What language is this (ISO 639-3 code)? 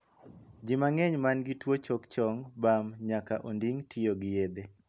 luo